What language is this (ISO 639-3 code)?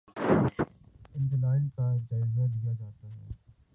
urd